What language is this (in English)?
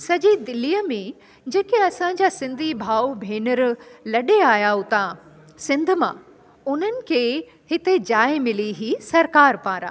Sindhi